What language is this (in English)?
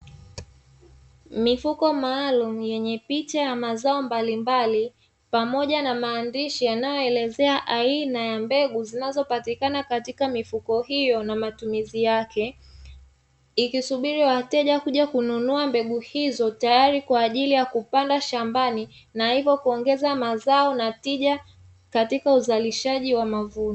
Swahili